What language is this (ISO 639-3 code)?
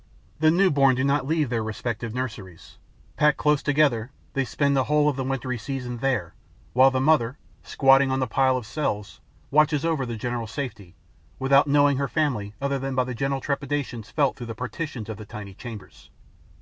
eng